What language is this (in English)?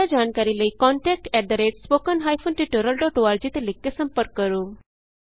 Punjabi